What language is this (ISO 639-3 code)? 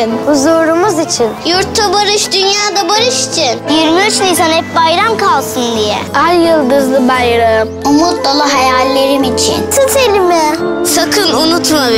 tur